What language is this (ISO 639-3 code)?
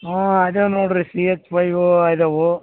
kan